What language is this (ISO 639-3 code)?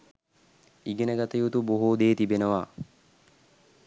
sin